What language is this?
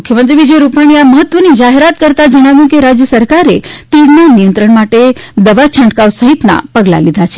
Gujarati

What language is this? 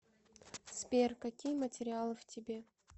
Russian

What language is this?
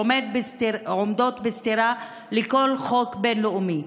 Hebrew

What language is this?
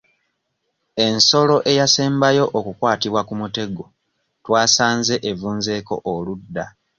Ganda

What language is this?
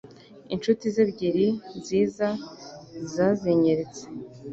Kinyarwanda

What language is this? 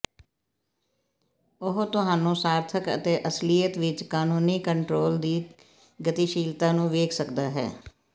Punjabi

